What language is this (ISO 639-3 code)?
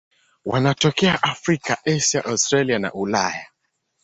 swa